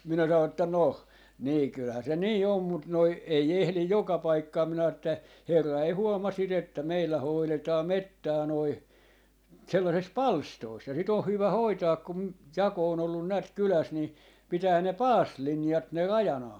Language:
Finnish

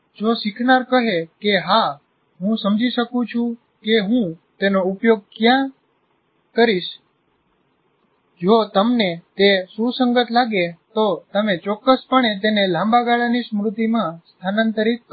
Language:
Gujarati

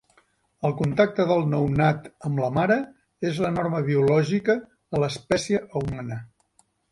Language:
Catalan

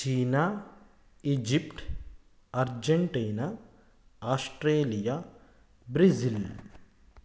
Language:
Sanskrit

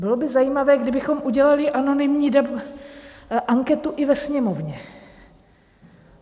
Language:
Czech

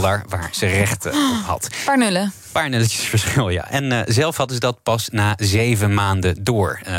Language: Dutch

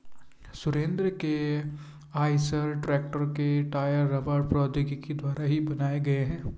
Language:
Hindi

